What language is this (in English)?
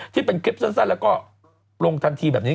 Thai